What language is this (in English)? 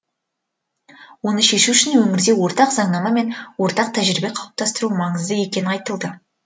Kazakh